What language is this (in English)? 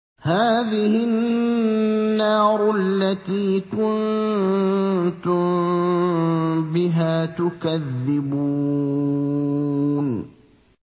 Arabic